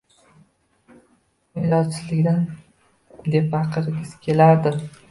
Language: Uzbek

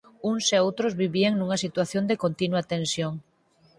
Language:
Galician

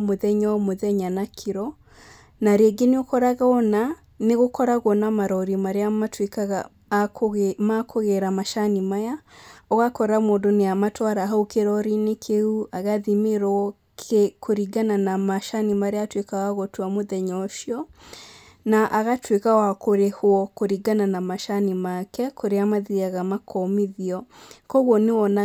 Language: Kikuyu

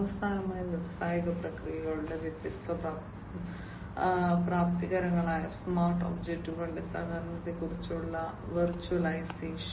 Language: Malayalam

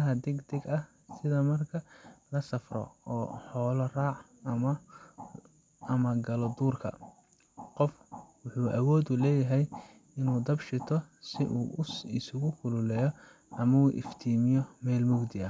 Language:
Somali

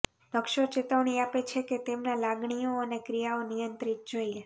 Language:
Gujarati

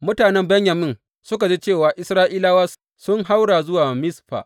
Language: Hausa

